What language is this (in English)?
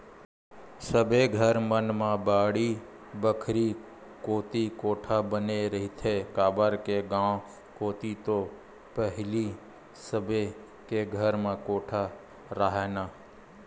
Chhattisgarhi